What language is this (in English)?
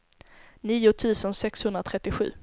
Swedish